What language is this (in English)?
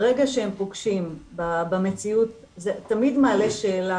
Hebrew